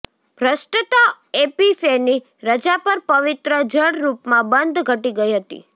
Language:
Gujarati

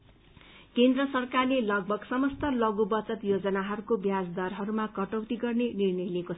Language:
Nepali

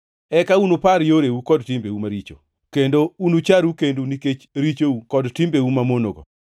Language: Luo (Kenya and Tanzania)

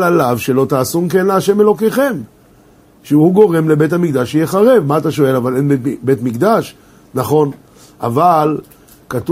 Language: Hebrew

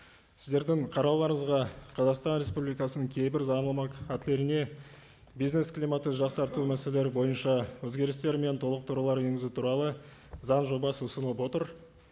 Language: Kazakh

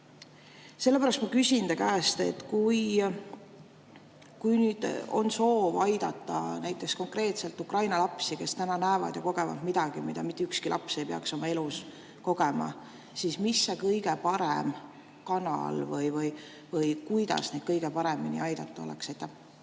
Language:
Estonian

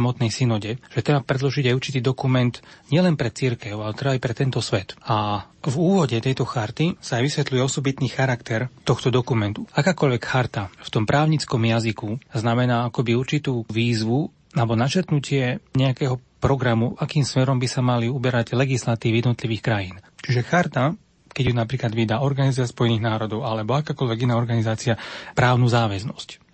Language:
Slovak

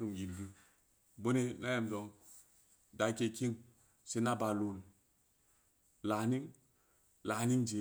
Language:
Samba Leko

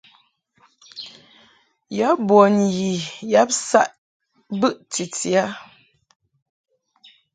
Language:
Mungaka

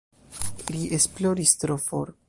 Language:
Esperanto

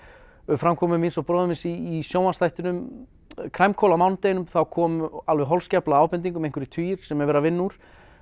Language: Icelandic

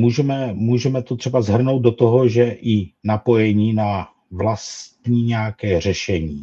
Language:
Czech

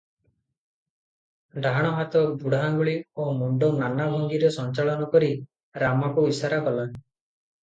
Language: Odia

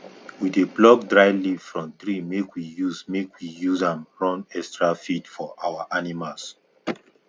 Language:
Nigerian Pidgin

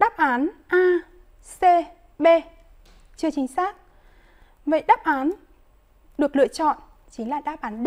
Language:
Vietnamese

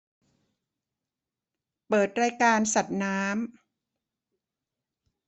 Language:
Thai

